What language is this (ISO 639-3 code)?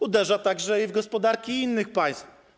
pol